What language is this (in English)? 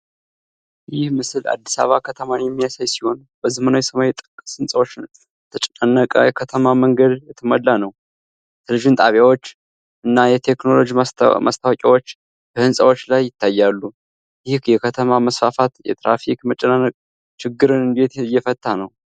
Amharic